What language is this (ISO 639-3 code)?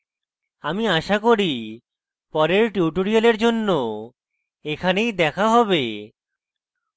ben